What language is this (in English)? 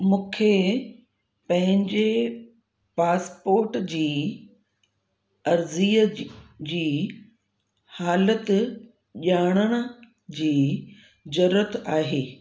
Sindhi